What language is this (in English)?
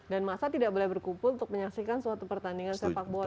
Indonesian